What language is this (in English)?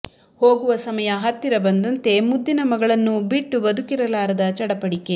Kannada